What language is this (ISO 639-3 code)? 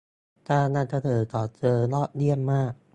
tha